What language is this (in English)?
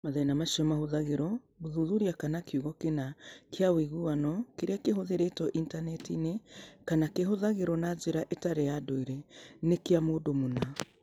Kikuyu